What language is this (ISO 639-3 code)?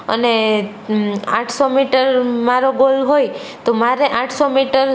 guj